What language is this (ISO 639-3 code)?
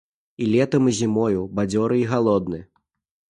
bel